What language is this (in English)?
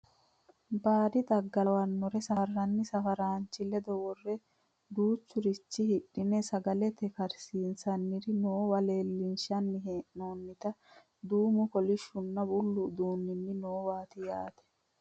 Sidamo